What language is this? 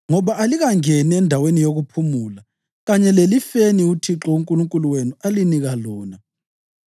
North Ndebele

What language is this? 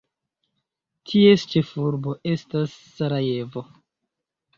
Esperanto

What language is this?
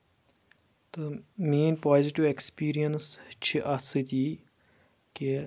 Kashmiri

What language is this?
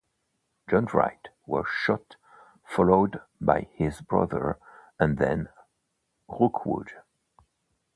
English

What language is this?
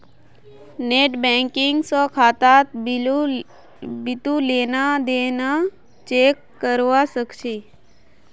Magahi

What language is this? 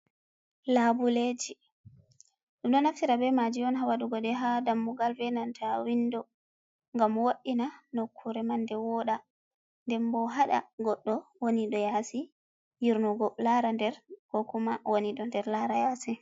Fula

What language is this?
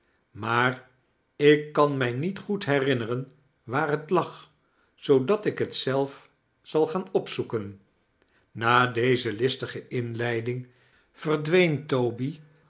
Dutch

